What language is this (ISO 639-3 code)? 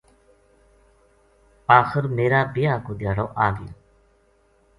gju